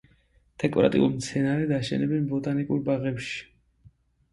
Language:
Georgian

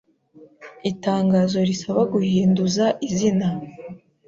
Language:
Kinyarwanda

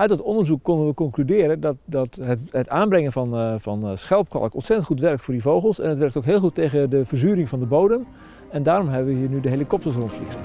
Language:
Dutch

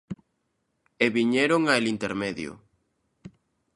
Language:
Galician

